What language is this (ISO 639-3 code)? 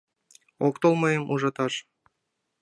chm